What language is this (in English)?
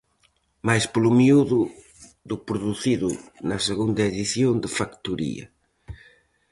Galician